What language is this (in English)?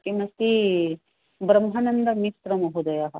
Sanskrit